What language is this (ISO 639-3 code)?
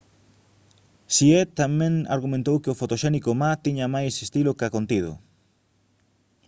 glg